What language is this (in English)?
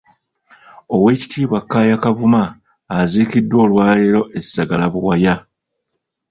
Ganda